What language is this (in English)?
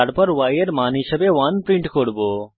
Bangla